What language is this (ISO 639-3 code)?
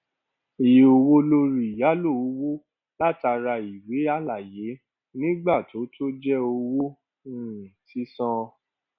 yor